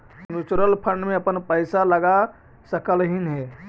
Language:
Magahi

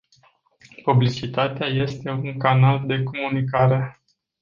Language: Romanian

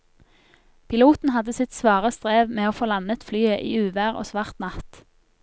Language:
Norwegian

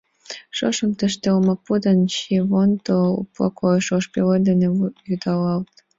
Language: Mari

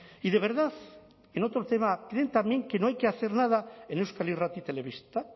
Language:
Spanish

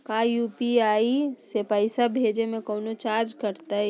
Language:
Magahi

